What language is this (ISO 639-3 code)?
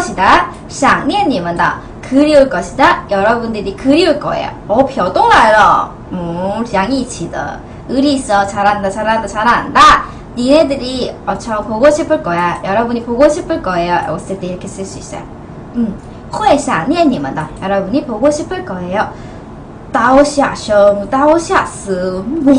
kor